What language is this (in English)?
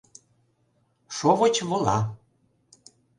Mari